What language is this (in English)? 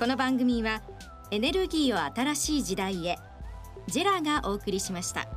Japanese